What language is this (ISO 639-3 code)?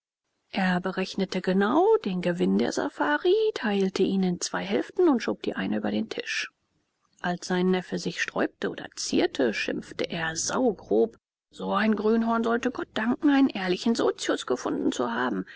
deu